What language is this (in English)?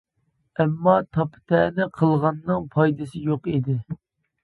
Uyghur